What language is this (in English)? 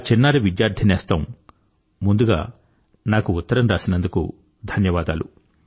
Telugu